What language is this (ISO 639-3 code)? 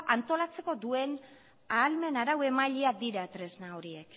eus